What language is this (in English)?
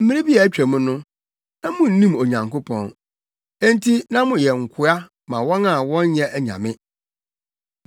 Akan